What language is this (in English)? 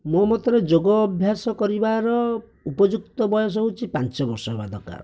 Odia